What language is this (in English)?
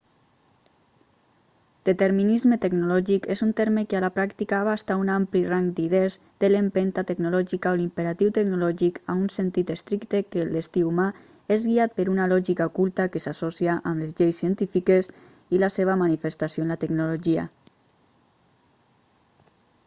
Catalan